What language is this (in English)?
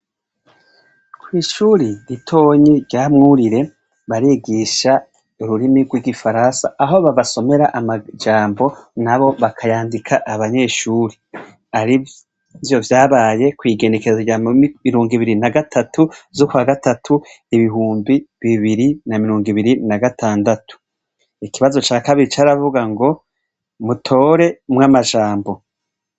Rundi